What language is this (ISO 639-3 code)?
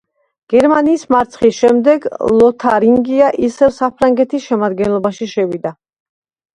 kat